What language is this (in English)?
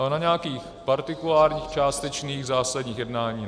Czech